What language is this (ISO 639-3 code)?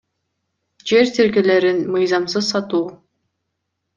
kir